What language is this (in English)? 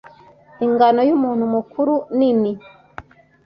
Kinyarwanda